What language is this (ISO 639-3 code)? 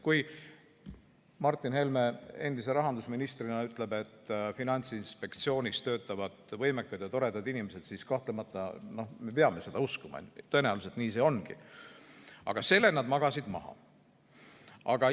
est